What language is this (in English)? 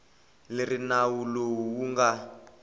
Tsonga